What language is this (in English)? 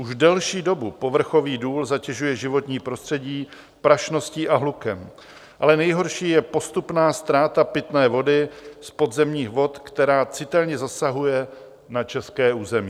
Czech